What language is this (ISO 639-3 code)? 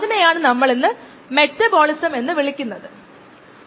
mal